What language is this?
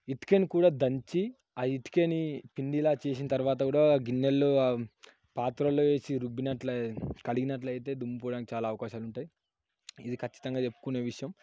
Telugu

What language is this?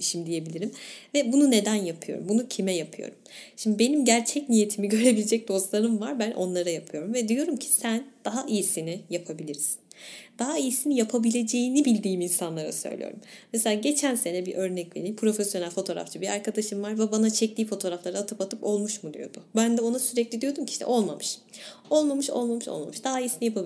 Turkish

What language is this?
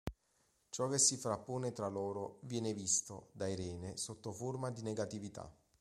Italian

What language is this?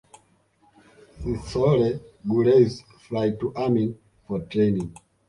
Swahili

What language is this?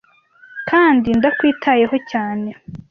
Kinyarwanda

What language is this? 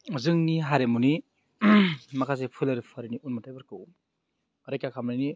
Bodo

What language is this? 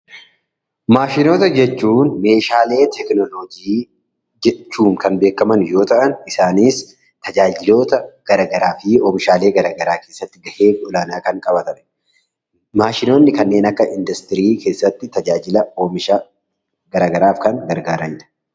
Oromo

